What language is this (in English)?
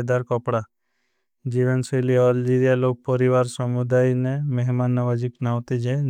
Bhili